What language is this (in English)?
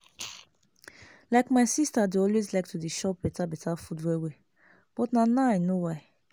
Nigerian Pidgin